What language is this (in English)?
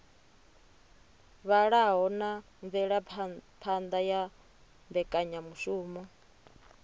Venda